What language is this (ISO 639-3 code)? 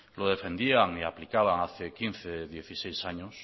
spa